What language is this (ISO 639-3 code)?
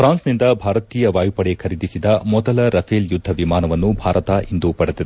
kan